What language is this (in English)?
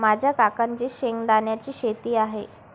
Marathi